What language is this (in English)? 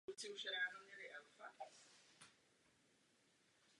Czech